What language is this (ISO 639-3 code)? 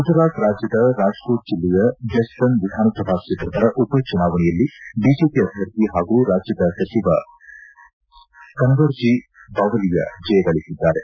kan